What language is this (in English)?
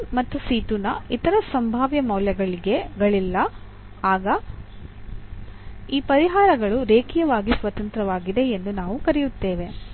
Kannada